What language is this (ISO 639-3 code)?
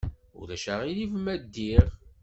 kab